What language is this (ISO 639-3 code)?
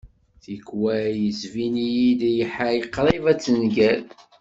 kab